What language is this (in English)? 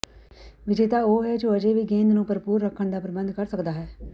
Punjabi